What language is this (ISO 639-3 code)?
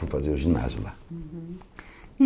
por